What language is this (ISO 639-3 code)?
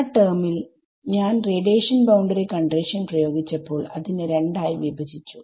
mal